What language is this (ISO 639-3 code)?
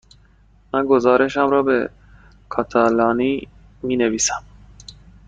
fas